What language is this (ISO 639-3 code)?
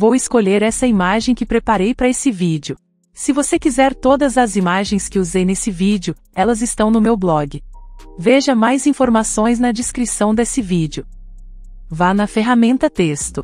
por